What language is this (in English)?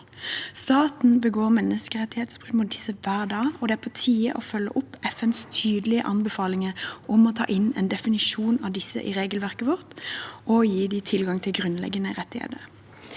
Norwegian